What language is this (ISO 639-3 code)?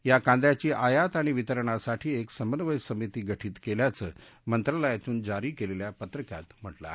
mar